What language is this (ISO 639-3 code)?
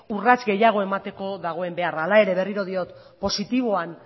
eus